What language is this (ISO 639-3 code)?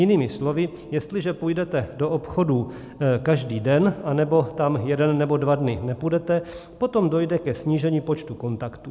ces